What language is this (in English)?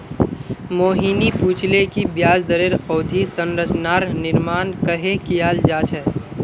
Magahi